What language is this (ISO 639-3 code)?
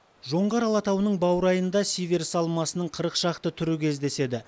kaz